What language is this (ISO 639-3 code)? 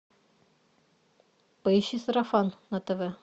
rus